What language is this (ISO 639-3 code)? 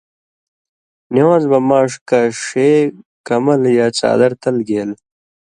mvy